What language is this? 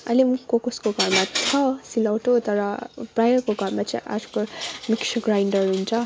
Nepali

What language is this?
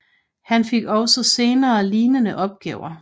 Danish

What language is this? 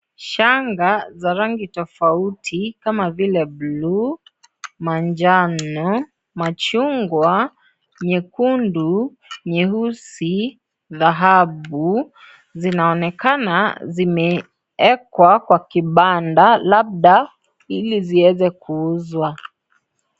Swahili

